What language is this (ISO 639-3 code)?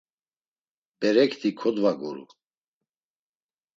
lzz